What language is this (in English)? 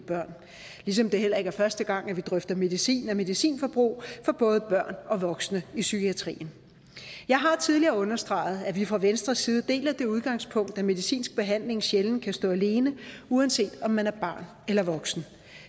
Danish